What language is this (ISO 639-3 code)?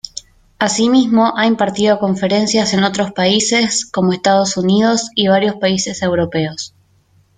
spa